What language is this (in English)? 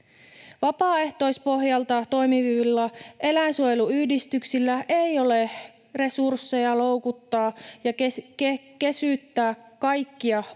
Finnish